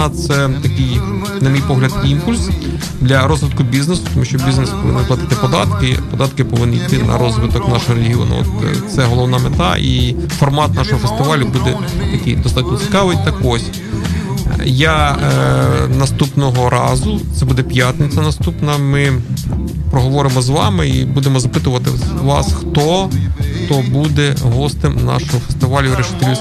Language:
Ukrainian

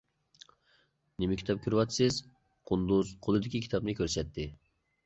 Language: Uyghur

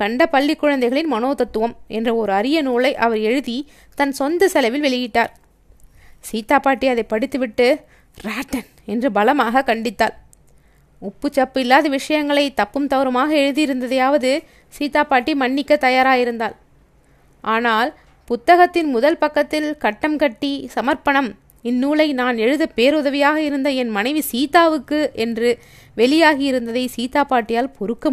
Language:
Tamil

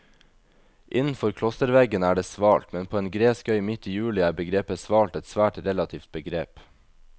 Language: Norwegian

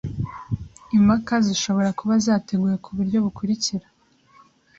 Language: Kinyarwanda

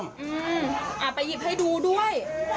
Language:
Thai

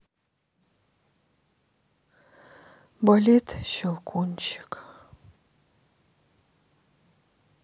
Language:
Russian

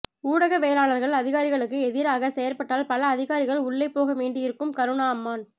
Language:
Tamil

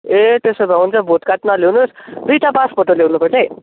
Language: Nepali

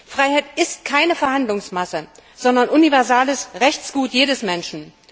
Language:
German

